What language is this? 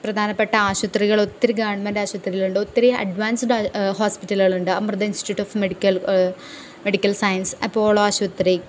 Malayalam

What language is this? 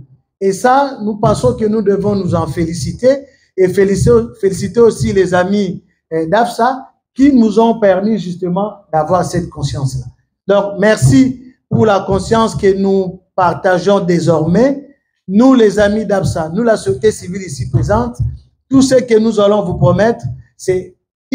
French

